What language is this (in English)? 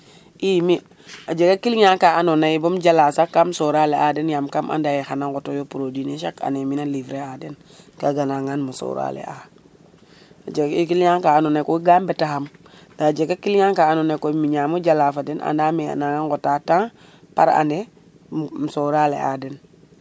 Serer